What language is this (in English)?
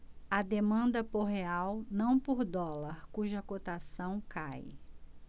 Portuguese